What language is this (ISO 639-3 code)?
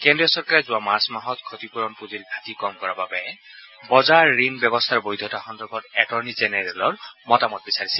asm